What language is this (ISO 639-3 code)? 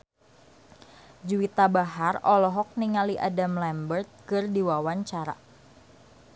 sun